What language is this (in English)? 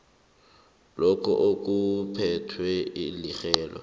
South Ndebele